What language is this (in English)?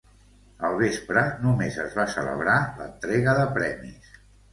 Catalan